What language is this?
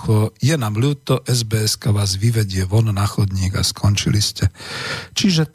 Slovak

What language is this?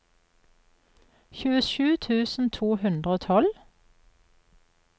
Norwegian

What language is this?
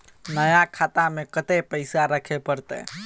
Maithili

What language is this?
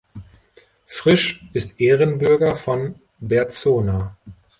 German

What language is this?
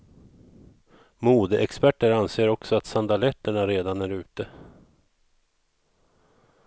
Swedish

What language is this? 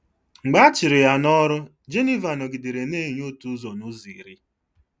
Igbo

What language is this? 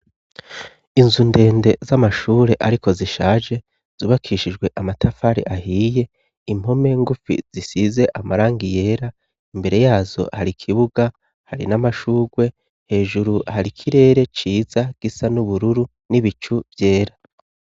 Rundi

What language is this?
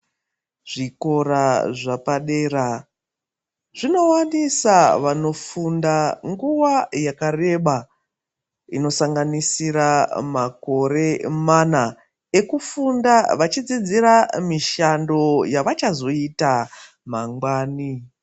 Ndau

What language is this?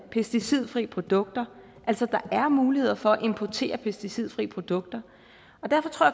Danish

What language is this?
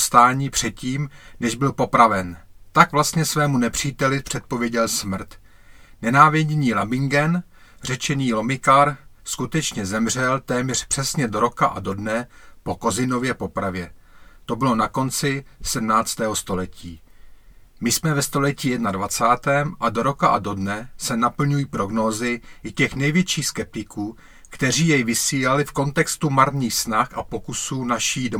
Czech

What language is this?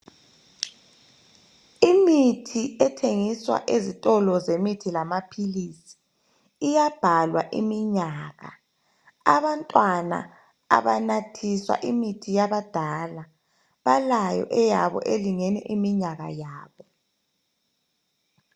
North Ndebele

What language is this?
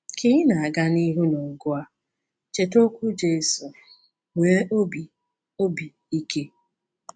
Igbo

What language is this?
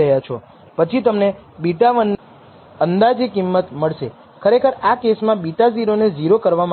Gujarati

